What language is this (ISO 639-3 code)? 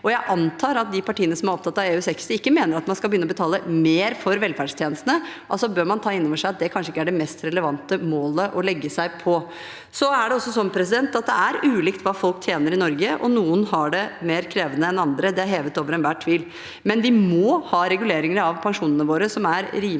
nor